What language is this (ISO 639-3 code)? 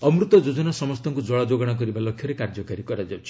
ori